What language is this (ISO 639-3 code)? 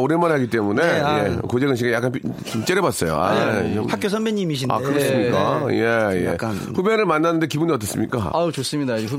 kor